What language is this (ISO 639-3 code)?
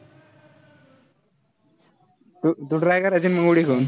mar